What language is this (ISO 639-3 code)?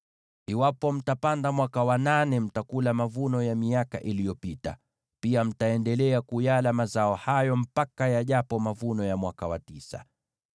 swa